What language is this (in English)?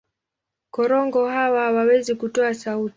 Swahili